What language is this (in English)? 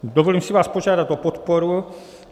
Czech